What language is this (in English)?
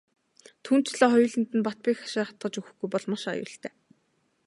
Mongolian